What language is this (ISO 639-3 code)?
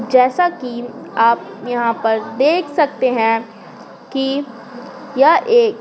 hin